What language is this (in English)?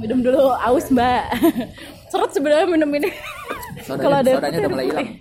Indonesian